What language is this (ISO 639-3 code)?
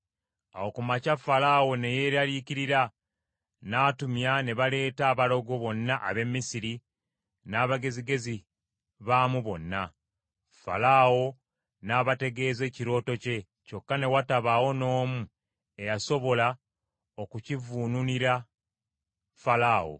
lug